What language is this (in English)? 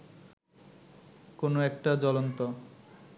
Bangla